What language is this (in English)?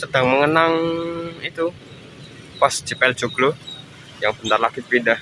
Indonesian